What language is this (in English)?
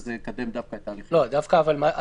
Hebrew